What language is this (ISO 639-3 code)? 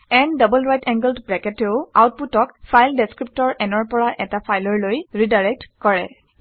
asm